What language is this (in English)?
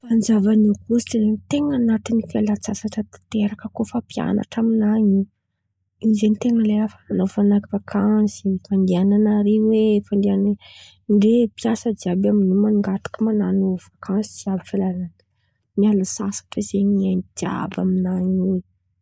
Antankarana Malagasy